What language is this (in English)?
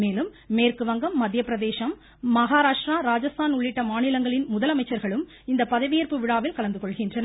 Tamil